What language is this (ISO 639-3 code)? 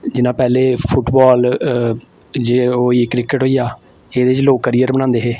doi